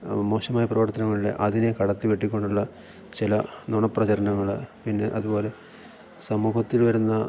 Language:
Malayalam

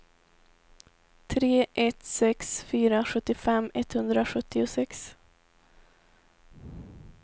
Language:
Swedish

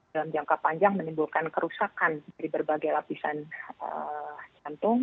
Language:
Indonesian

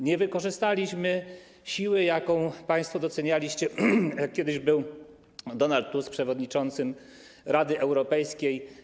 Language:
Polish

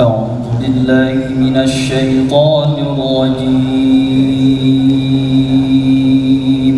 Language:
Arabic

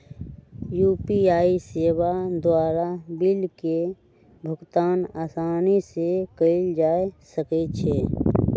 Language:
Magahi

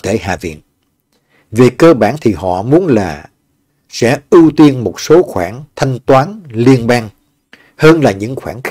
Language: Vietnamese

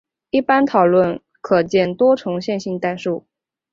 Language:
Chinese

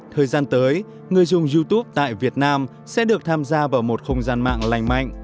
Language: Vietnamese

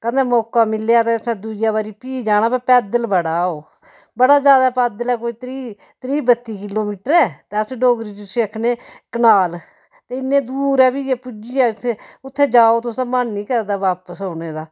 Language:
Dogri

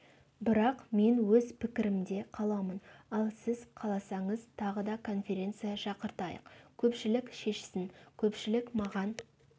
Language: Kazakh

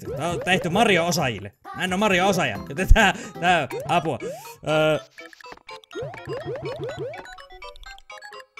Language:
Finnish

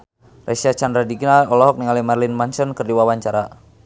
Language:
Sundanese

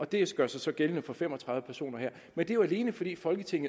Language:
Danish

